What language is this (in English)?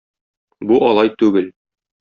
Tatar